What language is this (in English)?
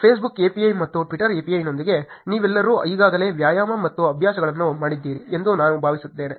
Kannada